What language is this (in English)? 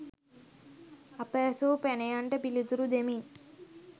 Sinhala